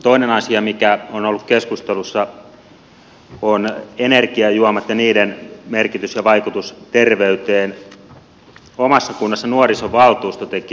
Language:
Finnish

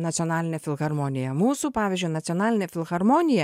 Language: Lithuanian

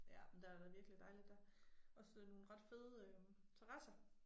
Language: Danish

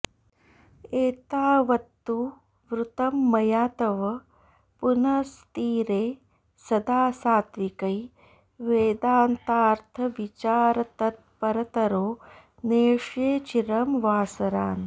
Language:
Sanskrit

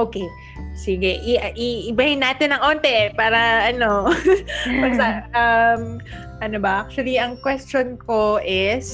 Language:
Filipino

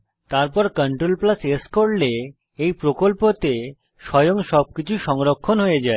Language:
Bangla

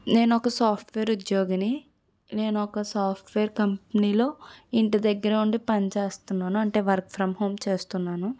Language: Telugu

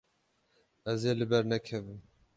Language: Kurdish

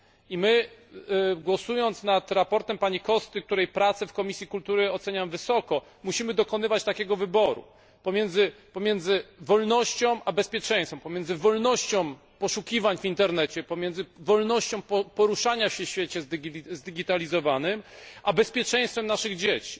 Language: Polish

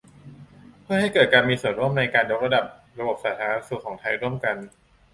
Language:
Thai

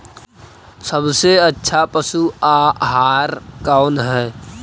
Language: Magahi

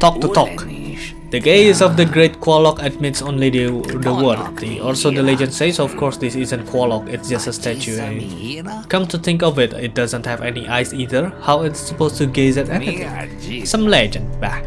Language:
Indonesian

